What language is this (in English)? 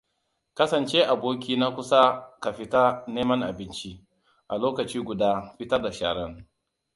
Hausa